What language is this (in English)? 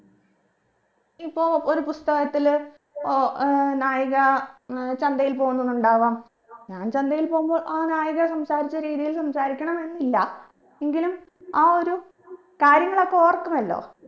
Malayalam